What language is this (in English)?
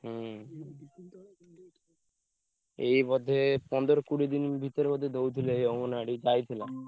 Odia